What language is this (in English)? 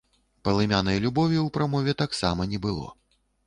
Belarusian